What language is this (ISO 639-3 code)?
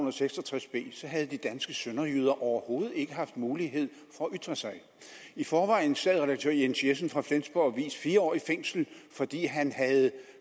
dan